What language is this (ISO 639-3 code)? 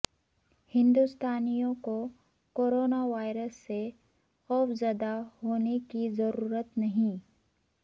urd